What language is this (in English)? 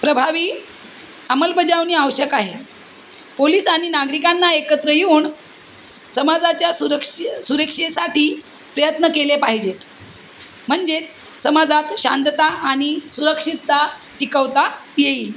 Marathi